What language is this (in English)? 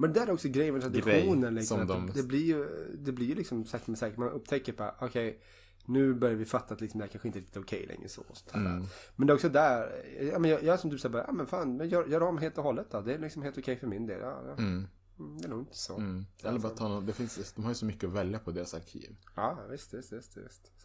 Swedish